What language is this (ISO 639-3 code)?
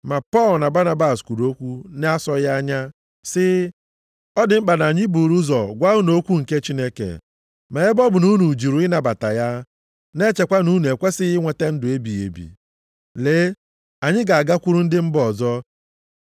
ibo